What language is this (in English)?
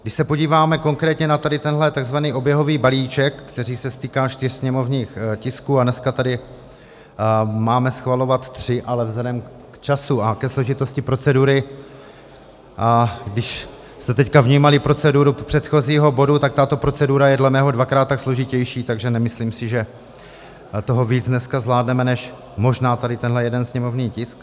Czech